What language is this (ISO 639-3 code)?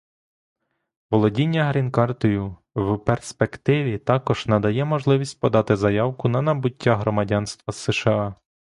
ukr